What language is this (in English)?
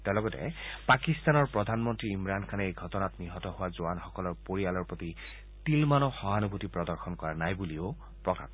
Assamese